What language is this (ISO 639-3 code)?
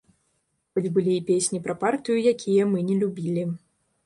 bel